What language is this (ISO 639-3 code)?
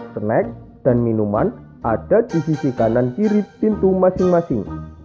ind